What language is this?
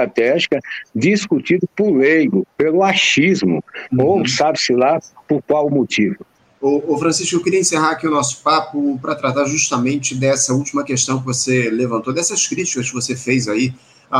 Portuguese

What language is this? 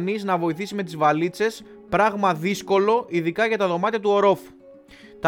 Greek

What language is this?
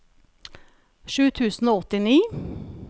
Norwegian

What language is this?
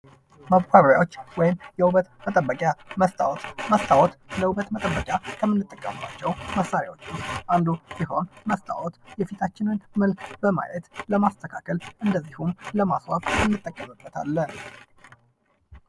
Amharic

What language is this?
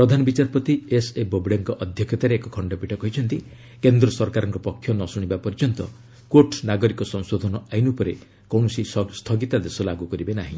Odia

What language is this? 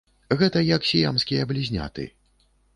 Belarusian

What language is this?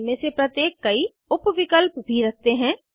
Hindi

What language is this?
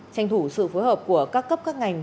Vietnamese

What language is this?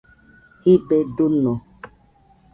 Nüpode Huitoto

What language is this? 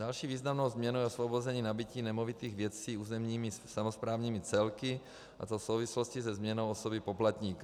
Czech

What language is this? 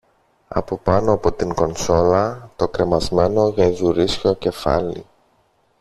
Greek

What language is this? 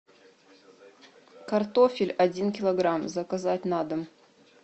Russian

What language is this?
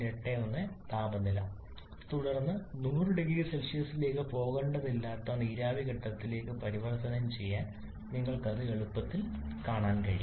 Malayalam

